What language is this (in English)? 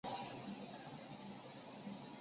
Chinese